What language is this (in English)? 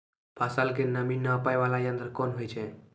Maithili